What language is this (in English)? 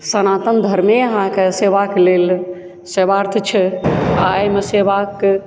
Maithili